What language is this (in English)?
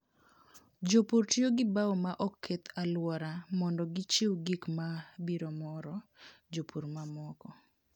Luo (Kenya and Tanzania)